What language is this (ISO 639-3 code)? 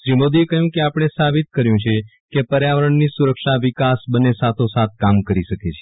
guj